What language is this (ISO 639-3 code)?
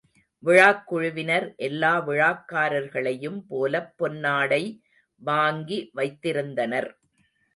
tam